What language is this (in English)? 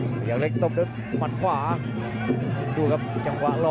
Thai